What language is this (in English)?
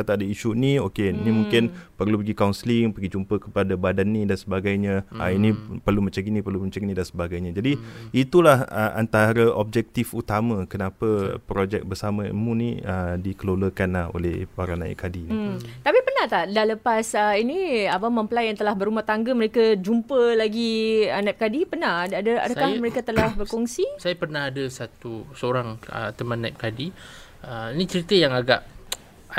Malay